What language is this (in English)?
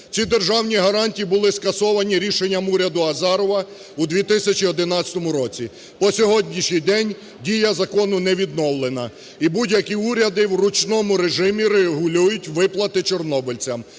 Ukrainian